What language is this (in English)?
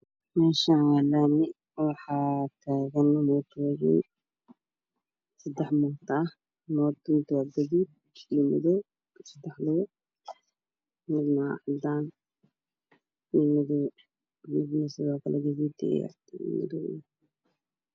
Somali